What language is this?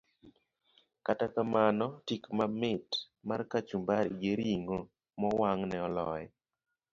Luo (Kenya and Tanzania)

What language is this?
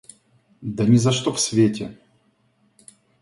Russian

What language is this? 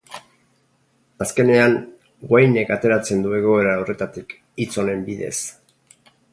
Basque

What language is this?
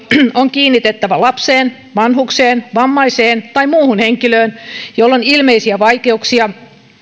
Finnish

